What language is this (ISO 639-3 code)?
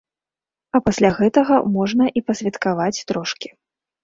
bel